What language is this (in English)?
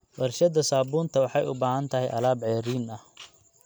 Somali